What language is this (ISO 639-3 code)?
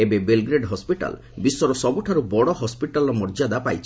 ori